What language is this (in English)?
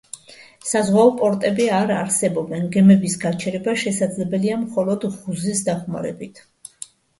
Georgian